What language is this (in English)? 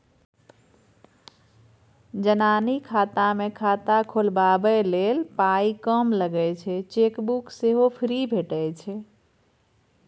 Maithili